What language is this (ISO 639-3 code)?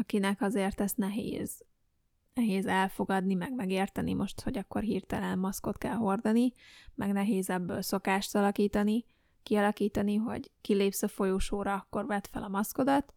hun